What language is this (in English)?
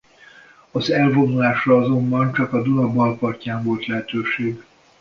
Hungarian